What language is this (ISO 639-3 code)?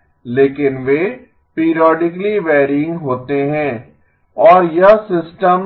hin